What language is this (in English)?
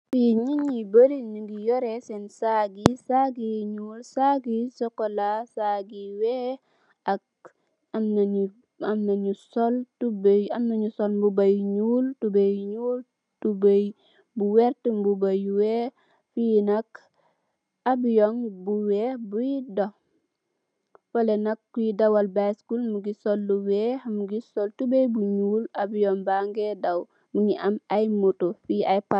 Wolof